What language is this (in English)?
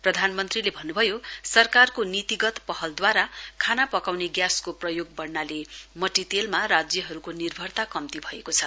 Nepali